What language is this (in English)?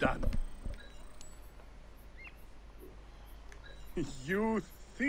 Polish